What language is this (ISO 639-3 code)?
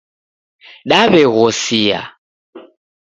dav